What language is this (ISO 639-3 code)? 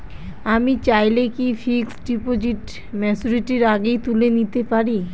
ben